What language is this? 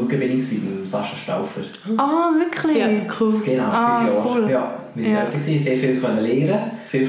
German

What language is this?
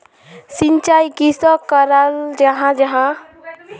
Magahi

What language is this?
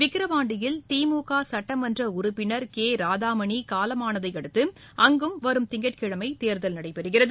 Tamil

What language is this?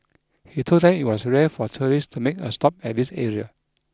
English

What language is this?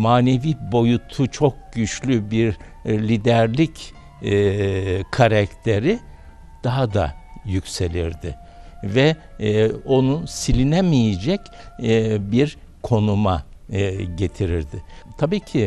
Turkish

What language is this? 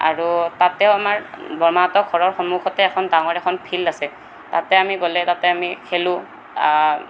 Assamese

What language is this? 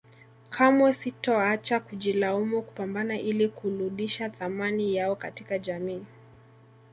Swahili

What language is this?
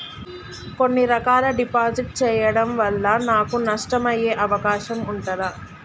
Telugu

